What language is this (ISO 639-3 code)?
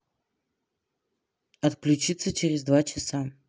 rus